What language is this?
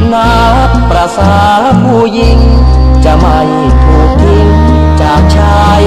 Thai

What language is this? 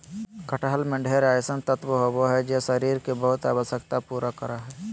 Magahi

